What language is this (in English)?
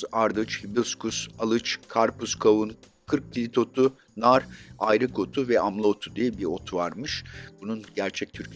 Turkish